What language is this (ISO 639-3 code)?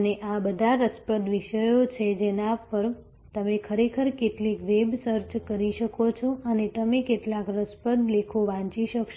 guj